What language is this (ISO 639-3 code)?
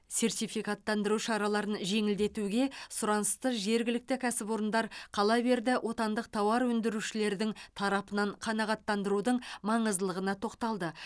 kaz